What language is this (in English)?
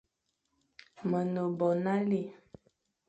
Fang